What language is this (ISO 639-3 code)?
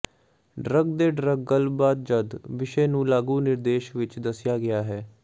pan